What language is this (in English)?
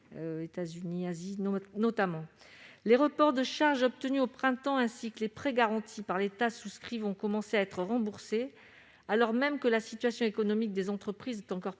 French